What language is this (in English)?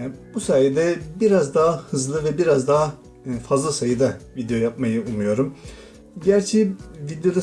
Turkish